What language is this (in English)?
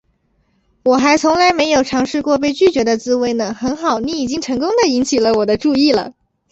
Chinese